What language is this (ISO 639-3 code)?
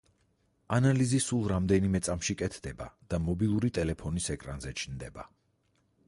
kat